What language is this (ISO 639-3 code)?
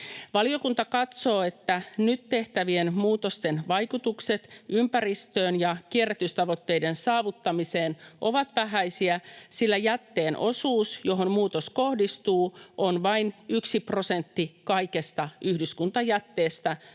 fin